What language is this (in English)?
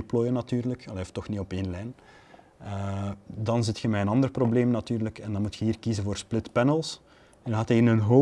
Dutch